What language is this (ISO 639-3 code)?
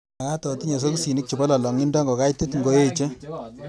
kln